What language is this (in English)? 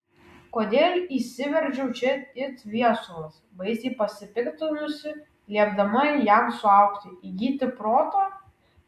Lithuanian